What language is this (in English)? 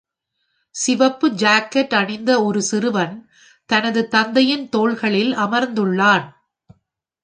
Tamil